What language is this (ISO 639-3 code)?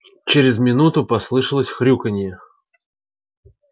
rus